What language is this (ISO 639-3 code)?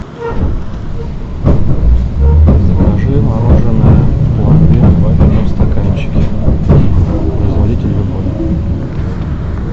rus